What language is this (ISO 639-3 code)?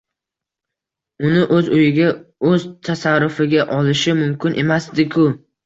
uzb